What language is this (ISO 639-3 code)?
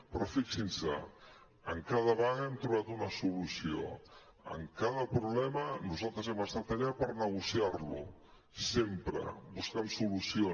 cat